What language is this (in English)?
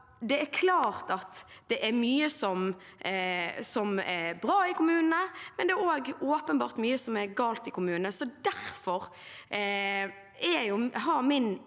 Norwegian